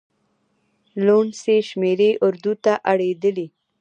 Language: Pashto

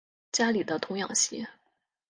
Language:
Chinese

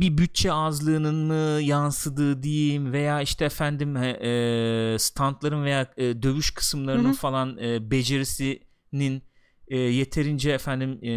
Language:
Turkish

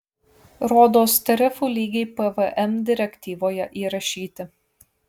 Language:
Lithuanian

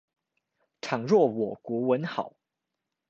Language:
Chinese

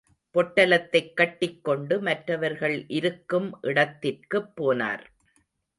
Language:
Tamil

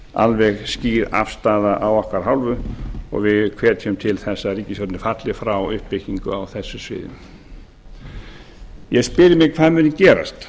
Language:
Icelandic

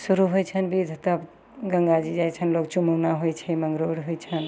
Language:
Maithili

